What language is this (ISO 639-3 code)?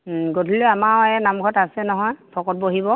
asm